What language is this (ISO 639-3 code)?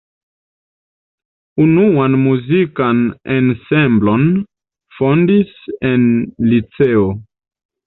epo